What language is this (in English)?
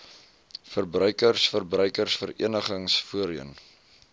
Afrikaans